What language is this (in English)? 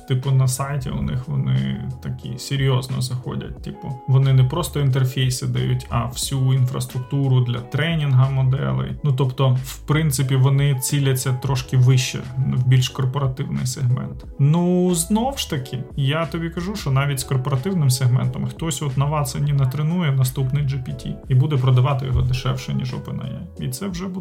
Ukrainian